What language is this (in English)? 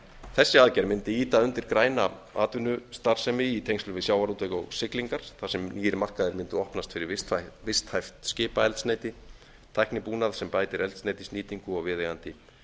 Icelandic